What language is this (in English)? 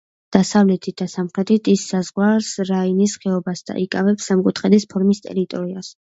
Georgian